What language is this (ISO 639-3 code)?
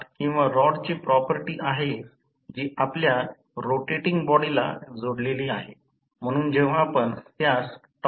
mar